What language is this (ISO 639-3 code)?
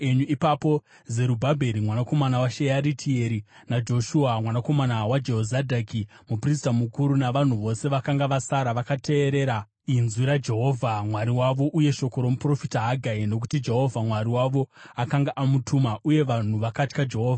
sna